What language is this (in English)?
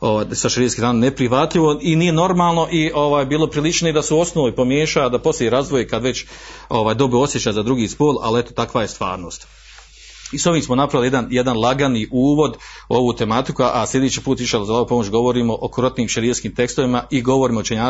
Croatian